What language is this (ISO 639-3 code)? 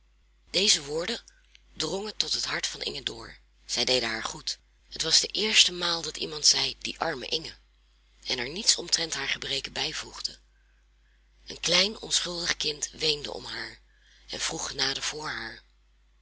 nld